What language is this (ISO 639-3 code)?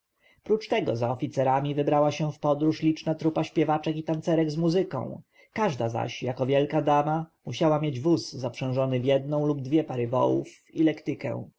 pol